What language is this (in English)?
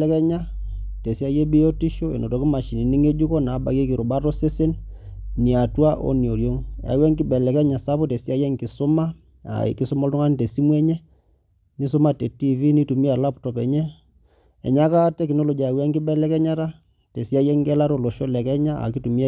Masai